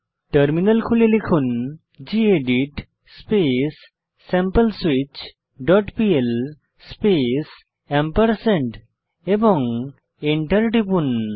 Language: Bangla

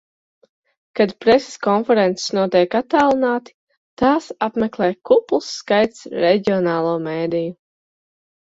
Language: Latvian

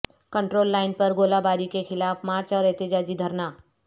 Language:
Urdu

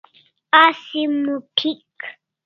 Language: Kalasha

